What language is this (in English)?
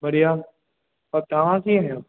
Sindhi